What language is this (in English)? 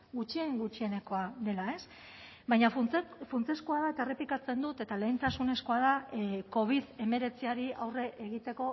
Basque